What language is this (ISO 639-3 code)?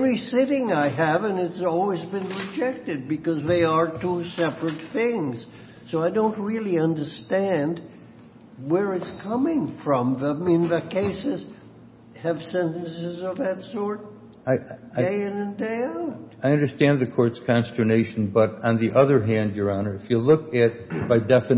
eng